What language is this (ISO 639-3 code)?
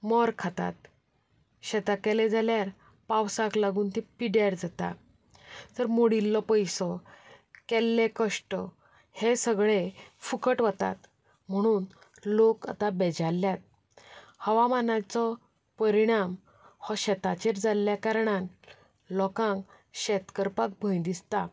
kok